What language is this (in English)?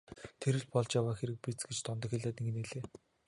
Mongolian